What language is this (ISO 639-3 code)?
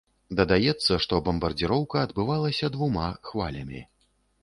bel